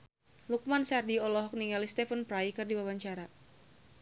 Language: Sundanese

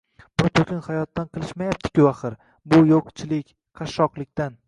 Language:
Uzbek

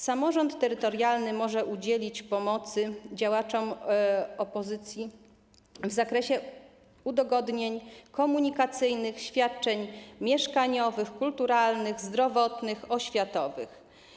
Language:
Polish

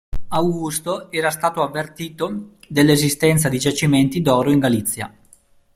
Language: Italian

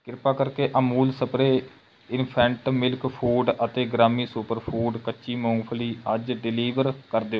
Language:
Punjabi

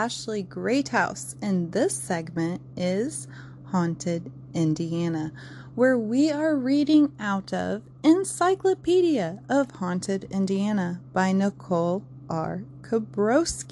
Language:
English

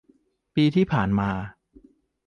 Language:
Thai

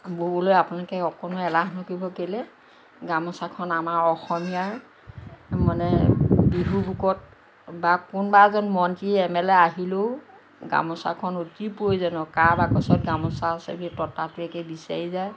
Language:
Assamese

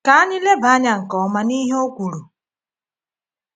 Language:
Igbo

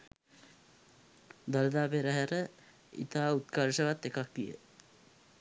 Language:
Sinhala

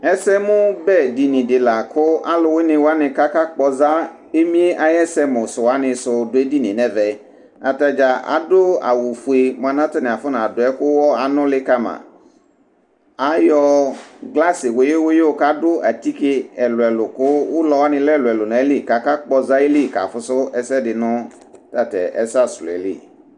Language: Ikposo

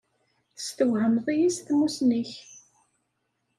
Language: Kabyle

